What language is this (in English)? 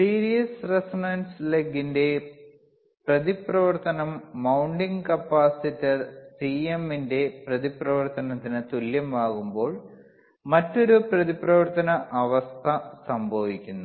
Malayalam